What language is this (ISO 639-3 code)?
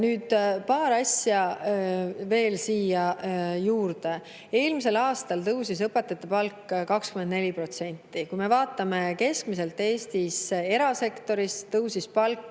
est